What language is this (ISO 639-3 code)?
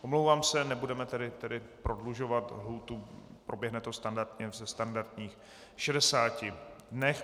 ces